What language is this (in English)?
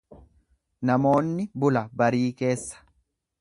Oromo